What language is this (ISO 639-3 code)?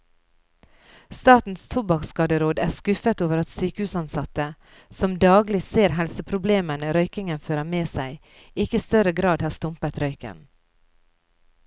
nor